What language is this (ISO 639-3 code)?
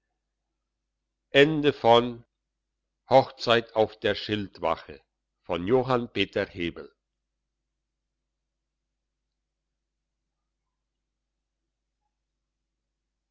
deu